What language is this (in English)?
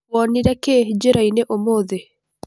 Kikuyu